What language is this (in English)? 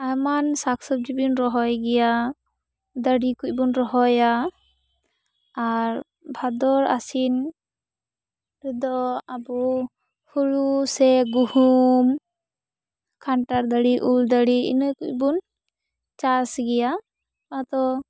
Santali